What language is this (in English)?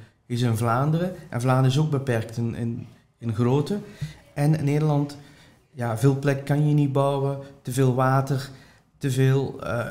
Dutch